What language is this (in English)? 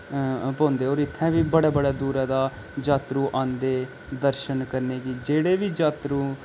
Dogri